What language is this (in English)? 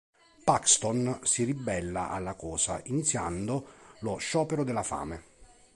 Italian